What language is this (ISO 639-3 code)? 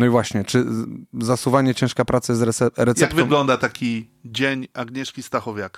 pol